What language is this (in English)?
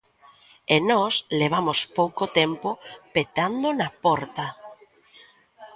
Galician